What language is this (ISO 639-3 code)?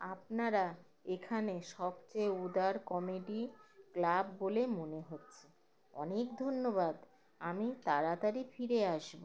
ben